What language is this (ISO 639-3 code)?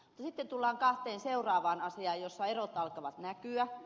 fin